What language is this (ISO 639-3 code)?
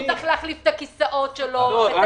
heb